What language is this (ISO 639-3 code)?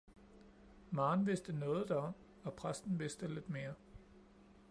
dan